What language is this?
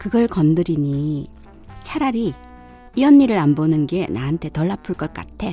Korean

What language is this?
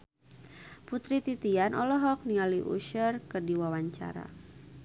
Sundanese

